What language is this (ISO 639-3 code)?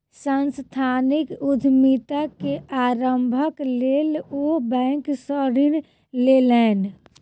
mai